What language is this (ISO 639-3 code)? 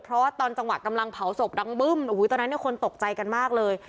tha